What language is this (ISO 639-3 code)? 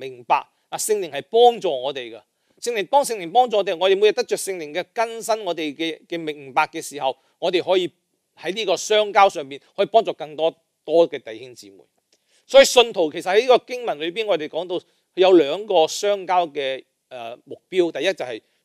zho